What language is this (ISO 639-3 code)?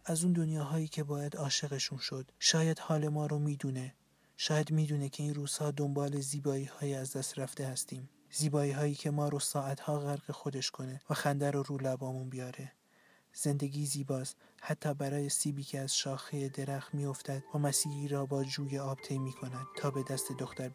fas